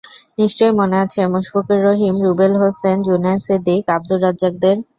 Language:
Bangla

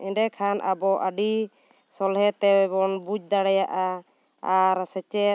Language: Santali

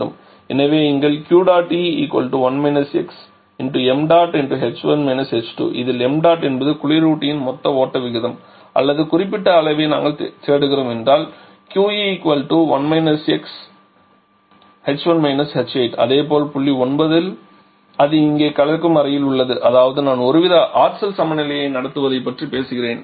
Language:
Tamil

